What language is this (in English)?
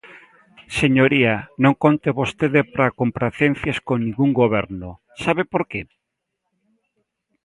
Galician